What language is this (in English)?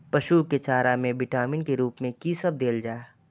Maithili